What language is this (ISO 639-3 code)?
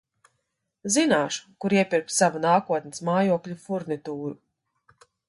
lav